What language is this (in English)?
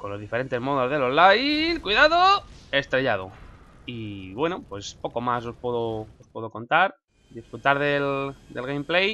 Spanish